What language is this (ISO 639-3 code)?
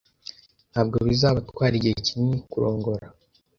kin